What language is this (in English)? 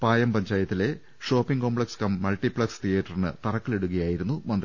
Malayalam